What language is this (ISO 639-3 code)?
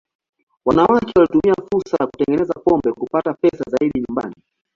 swa